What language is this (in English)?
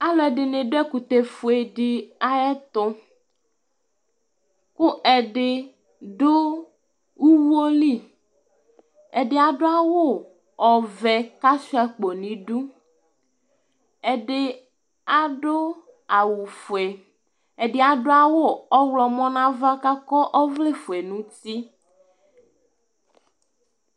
Ikposo